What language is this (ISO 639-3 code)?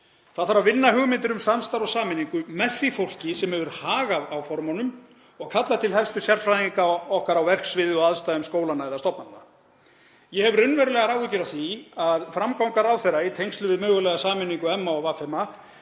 isl